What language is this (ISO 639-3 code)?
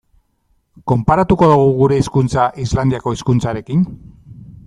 eus